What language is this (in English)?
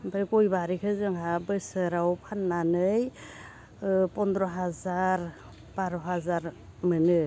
Bodo